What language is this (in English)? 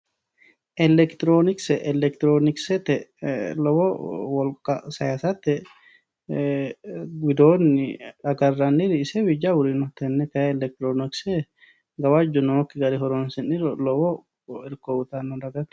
Sidamo